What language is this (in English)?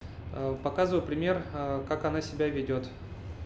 Russian